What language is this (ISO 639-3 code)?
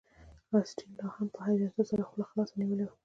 pus